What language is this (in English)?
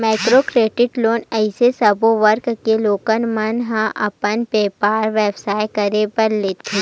Chhattisgarhi